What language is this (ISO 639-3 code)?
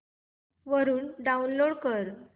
mar